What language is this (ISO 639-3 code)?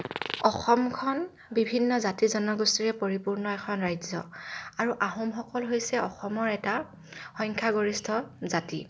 asm